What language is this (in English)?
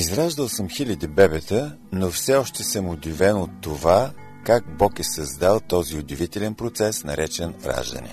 Bulgarian